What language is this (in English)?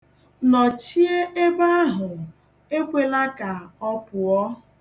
Igbo